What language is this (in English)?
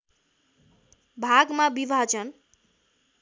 Nepali